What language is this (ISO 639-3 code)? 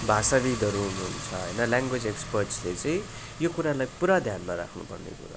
nep